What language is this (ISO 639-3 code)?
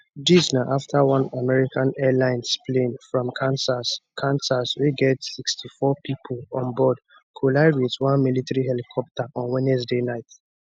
pcm